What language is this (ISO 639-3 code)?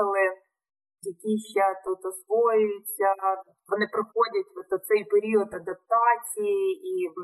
ukr